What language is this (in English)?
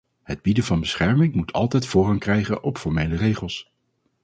Dutch